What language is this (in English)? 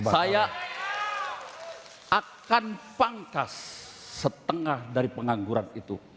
Indonesian